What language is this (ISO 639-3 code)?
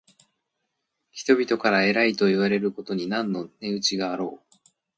jpn